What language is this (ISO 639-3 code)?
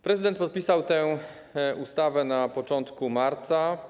pol